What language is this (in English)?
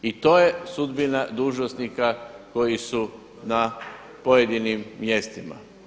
Croatian